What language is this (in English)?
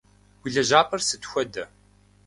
Kabardian